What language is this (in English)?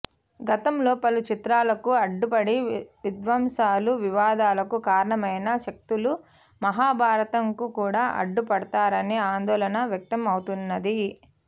Telugu